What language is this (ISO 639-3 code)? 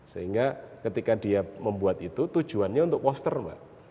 ind